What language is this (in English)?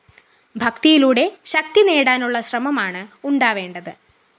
Malayalam